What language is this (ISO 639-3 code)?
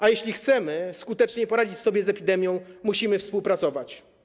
pol